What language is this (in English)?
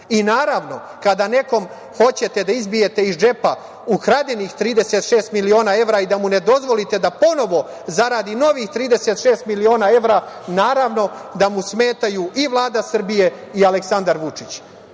Serbian